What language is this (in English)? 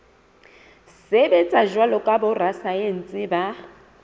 Southern Sotho